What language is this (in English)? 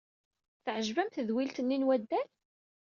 Kabyle